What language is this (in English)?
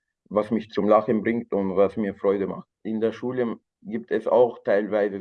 German